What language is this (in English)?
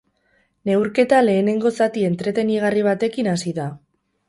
Basque